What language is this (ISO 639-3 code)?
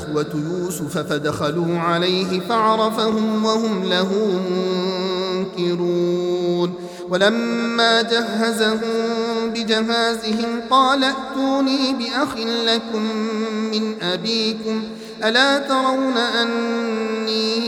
ara